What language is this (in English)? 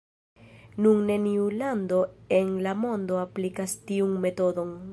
Esperanto